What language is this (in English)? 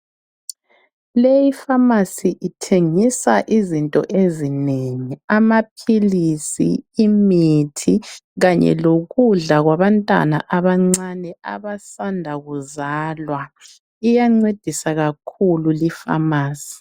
North Ndebele